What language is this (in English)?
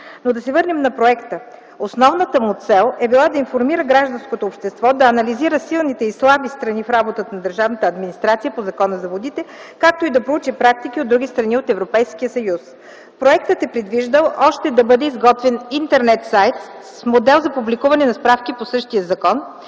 Bulgarian